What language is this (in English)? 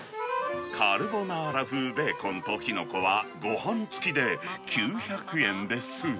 Japanese